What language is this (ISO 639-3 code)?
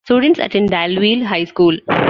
eng